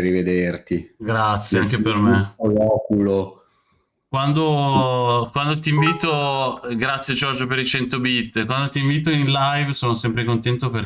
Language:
Italian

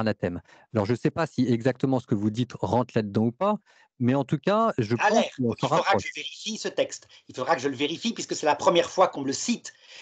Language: French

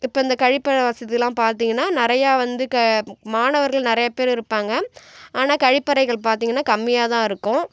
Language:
Tamil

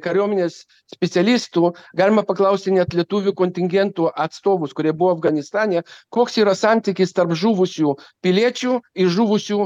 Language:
Lithuanian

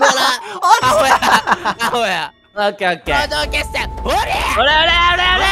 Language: Japanese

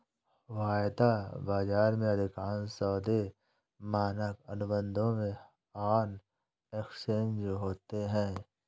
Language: Hindi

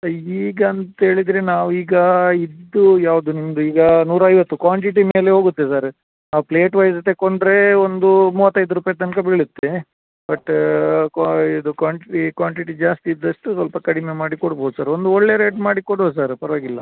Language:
Kannada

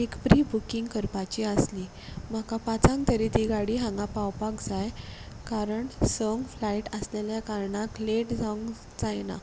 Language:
Konkani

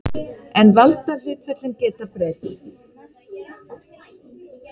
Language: Icelandic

